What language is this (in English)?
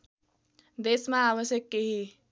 Nepali